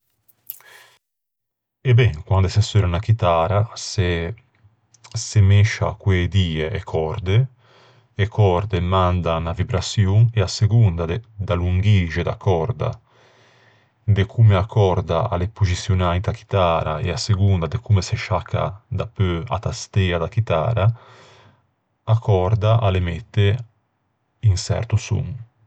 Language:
Ligurian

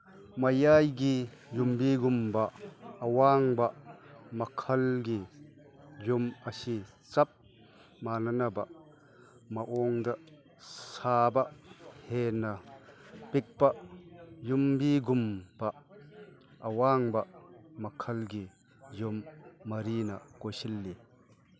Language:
Manipuri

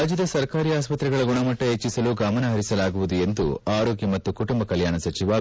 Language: Kannada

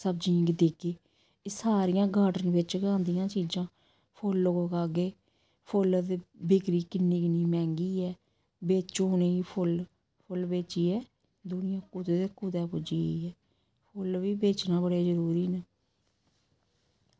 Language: Dogri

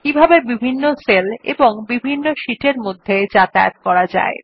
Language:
Bangla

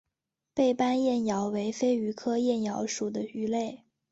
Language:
Chinese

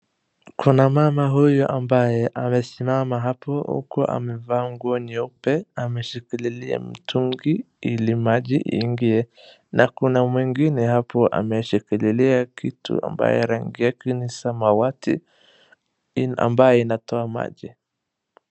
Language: Swahili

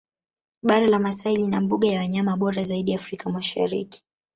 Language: Swahili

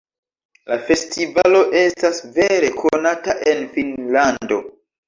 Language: Esperanto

